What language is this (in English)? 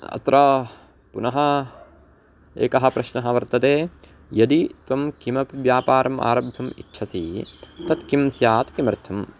Sanskrit